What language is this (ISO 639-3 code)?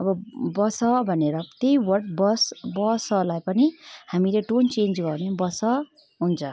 nep